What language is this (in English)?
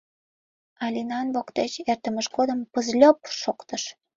Mari